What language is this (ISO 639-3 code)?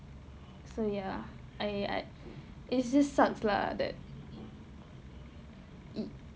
eng